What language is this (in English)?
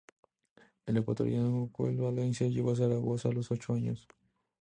Spanish